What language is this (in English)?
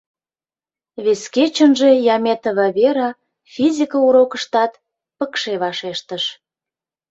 Mari